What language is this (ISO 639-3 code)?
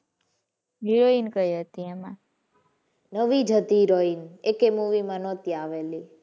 guj